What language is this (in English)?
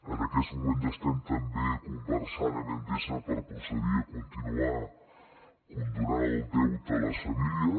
Catalan